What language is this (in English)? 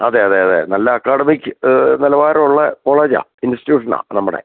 Malayalam